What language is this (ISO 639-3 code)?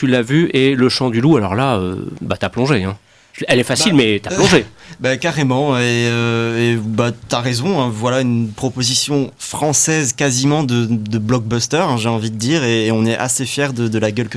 fra